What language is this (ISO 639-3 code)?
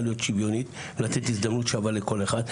heb